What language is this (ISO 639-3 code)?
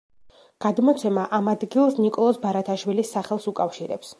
kat